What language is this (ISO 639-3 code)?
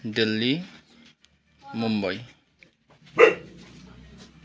nep